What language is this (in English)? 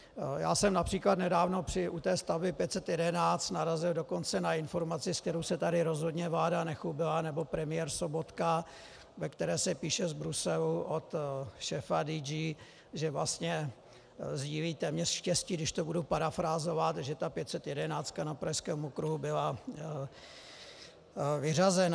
Czech